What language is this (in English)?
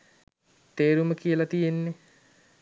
Sinhala